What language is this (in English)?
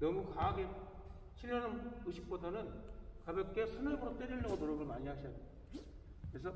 Korean